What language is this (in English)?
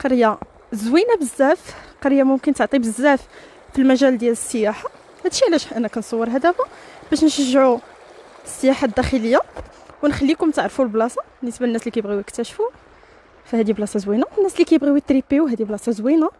Arabic